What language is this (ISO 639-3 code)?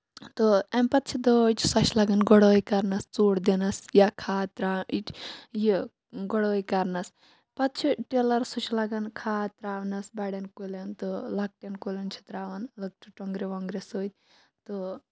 kas